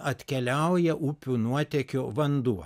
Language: Lithuanian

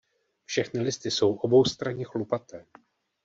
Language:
Czech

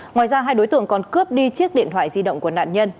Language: Vietnamese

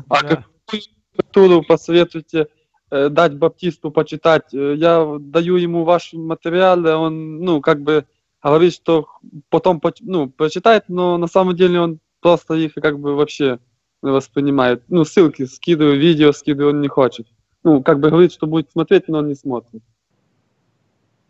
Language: Russian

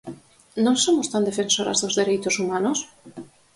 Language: Galician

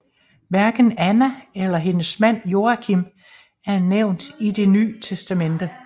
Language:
Danish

